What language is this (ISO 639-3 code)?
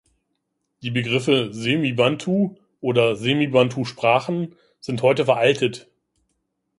deu